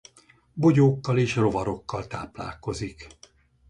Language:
Hungarian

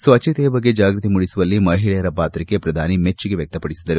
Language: Kannada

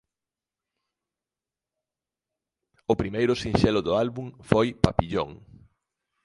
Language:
Galician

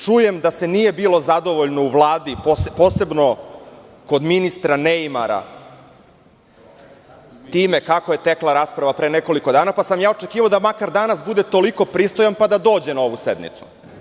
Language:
Serbian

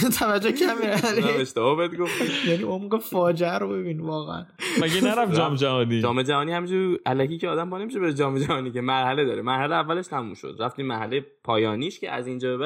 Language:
Persian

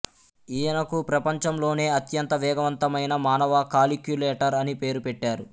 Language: Telugu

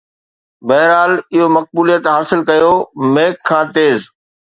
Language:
Sindhi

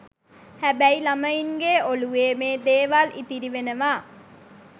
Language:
Sinhala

